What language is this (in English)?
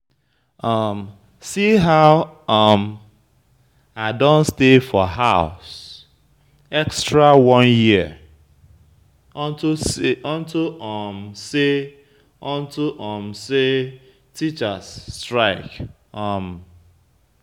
Nigerian Pidgin